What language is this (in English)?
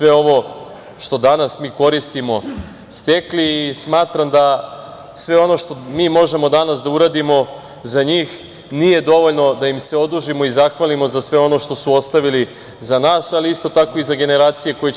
Serbian